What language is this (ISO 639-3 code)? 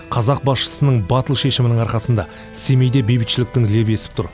kaz